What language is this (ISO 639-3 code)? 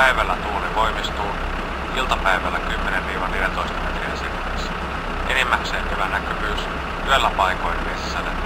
fin